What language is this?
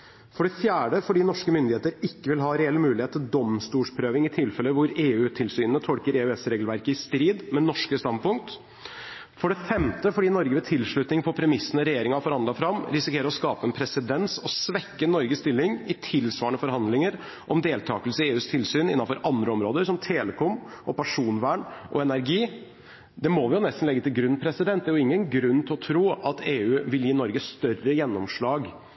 Norwegian Bokmål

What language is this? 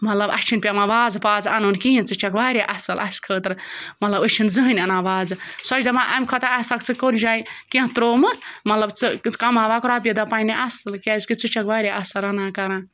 Kashmiri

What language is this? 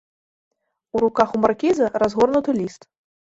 Belarusian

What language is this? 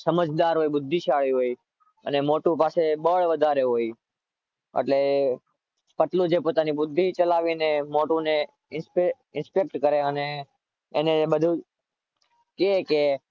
Gujarati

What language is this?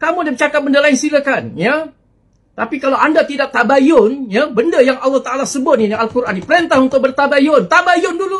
Malay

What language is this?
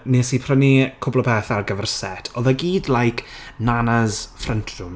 Welsh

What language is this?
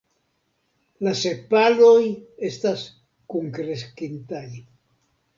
Esperanto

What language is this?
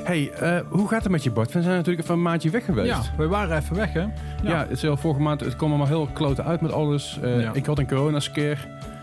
Dutch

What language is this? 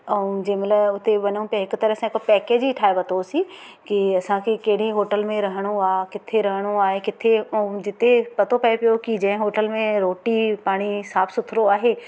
Sindhi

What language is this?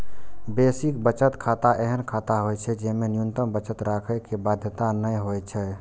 Maithili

